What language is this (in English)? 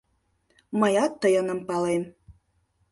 Mari